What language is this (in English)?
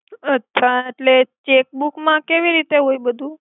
Gujarati